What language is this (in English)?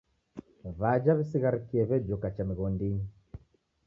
Taita